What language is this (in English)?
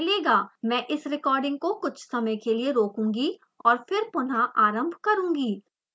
Hindi